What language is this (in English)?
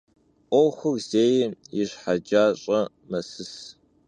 Kabardian